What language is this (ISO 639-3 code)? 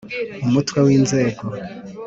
kin